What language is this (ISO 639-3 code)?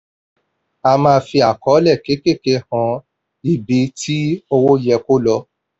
yor